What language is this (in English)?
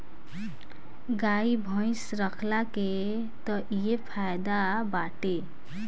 Bhojpuri